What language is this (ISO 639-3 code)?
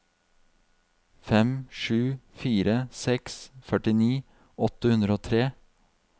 nor